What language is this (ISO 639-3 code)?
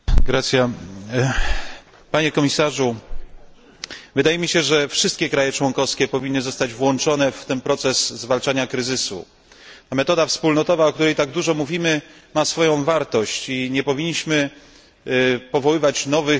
pol